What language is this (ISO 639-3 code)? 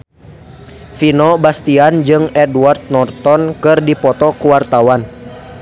sun